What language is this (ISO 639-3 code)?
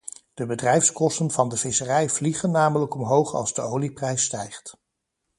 nld